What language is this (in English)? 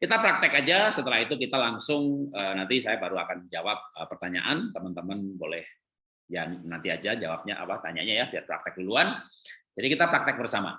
Indonesian